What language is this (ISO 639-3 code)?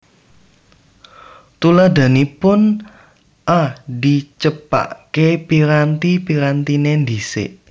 jav